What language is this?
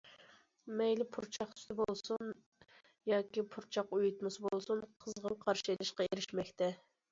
Uyghur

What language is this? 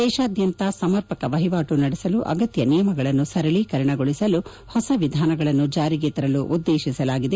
Kannada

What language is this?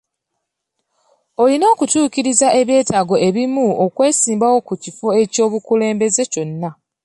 Ganda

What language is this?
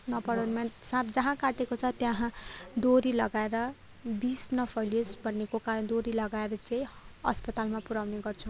Nepali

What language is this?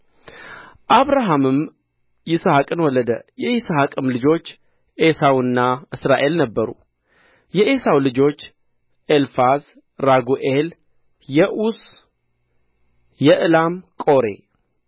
Amharic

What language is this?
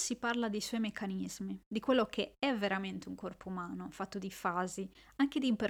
Italian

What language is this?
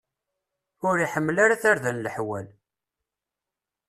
Kabyle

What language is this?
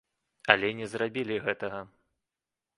Belarusian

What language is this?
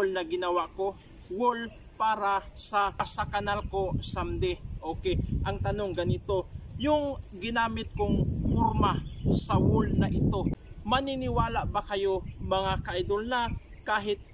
Filipino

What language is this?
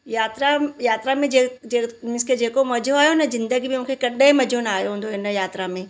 Sindhi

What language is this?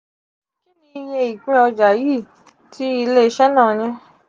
Yoruba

